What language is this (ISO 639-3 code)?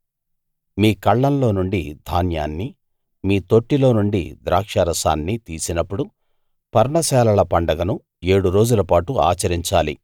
tel